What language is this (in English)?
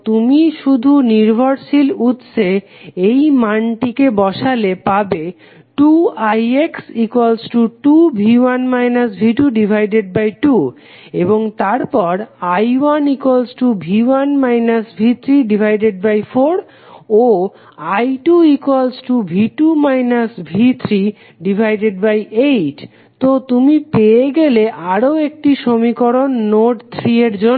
Bangla